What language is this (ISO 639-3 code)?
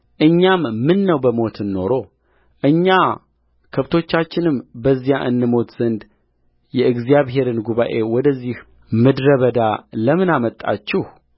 amh